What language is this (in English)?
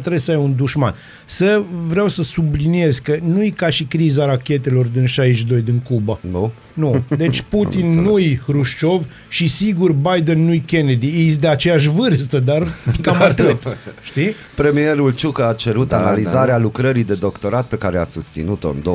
Romanian